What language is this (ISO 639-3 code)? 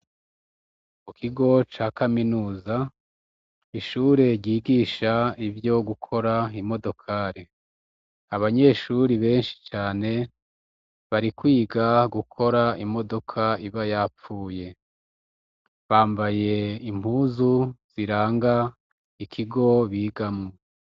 run